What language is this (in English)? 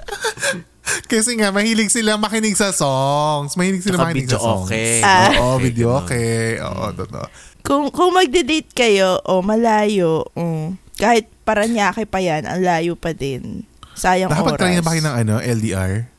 Filipino